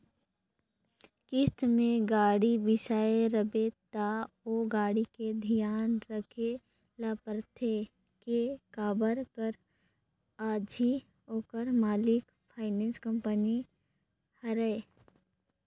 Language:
Chhattisgarhi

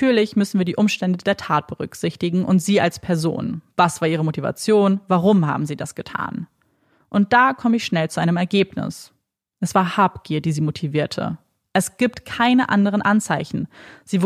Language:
German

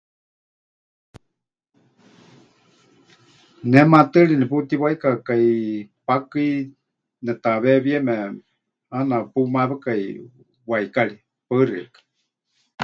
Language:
Huichol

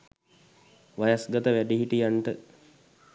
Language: Sinhala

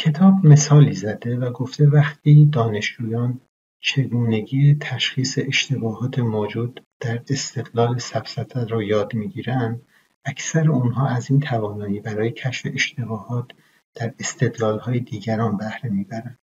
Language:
Persian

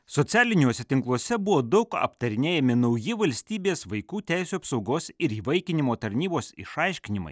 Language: Lithuanian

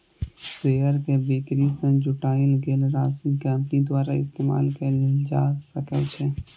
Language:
Maithili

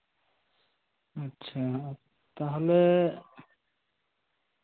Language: Santali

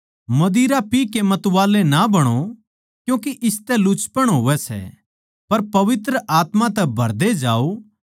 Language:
Haryanvi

